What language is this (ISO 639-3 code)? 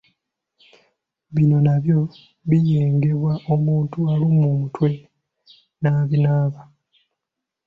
lug